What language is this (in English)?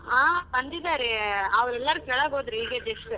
Kannada